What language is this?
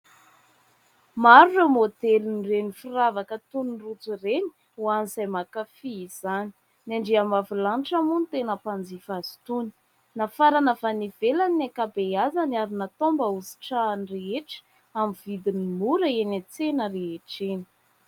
Malagasy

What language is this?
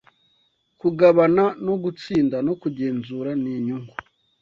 Kinyarwanda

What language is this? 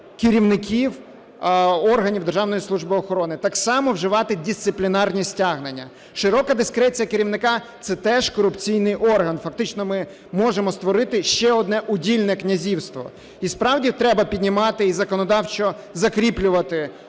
Ukrainian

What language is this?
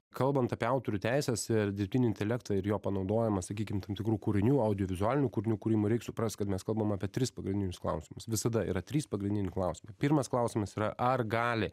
Lithuanian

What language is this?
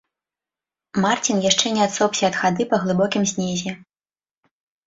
Belarusian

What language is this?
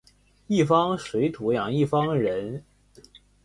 Chinese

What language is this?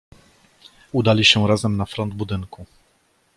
Polish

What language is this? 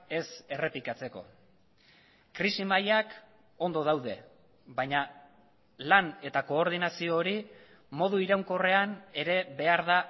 Basque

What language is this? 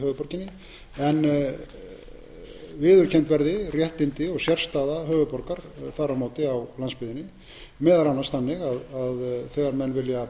Icelandic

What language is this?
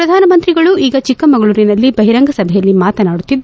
Kannada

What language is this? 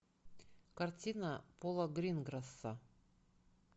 Russian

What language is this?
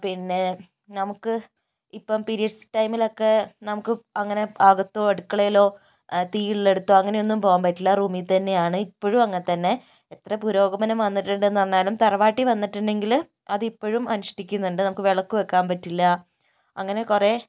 Malayalam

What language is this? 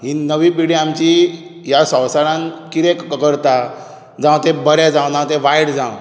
Konkani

